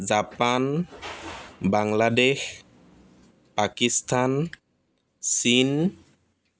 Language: Assamese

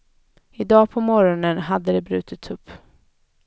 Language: Swedish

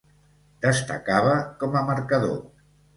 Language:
Catalan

